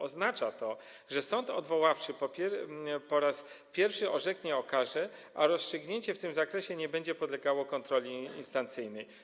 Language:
Polish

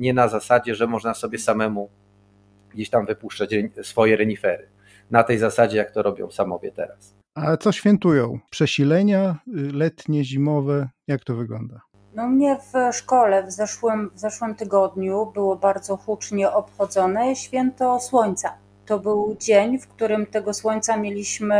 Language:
Polish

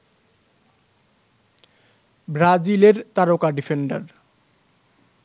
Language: Bangla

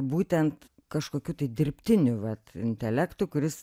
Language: Lithuanian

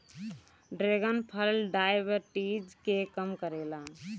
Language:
Bhojpuri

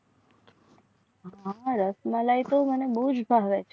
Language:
Gujarati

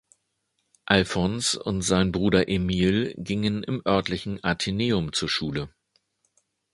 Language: German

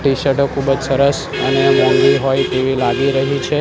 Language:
Gujarati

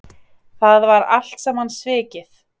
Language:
Icelandic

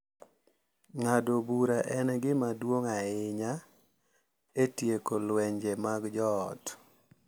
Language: Luo (Kenya and Tanzania)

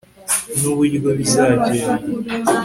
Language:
Kinyarwanda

